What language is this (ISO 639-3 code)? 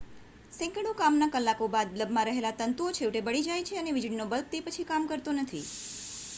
guj